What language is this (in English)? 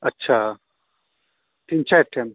Maithili